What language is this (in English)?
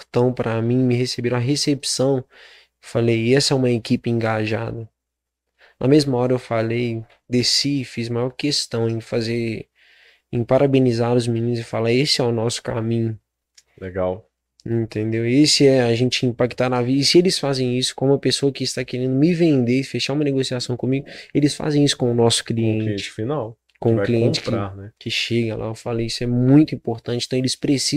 Portuguese